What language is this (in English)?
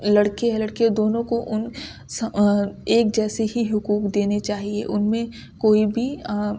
Urdu